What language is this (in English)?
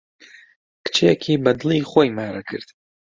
Central Kurdish